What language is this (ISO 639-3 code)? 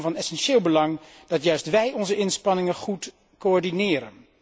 nld